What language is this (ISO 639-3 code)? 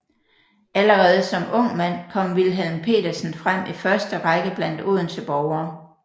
dan